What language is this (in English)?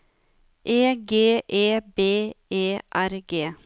Norwegian